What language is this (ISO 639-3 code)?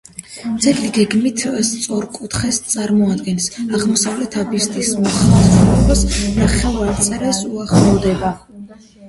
kat